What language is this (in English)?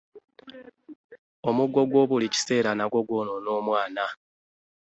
Ganda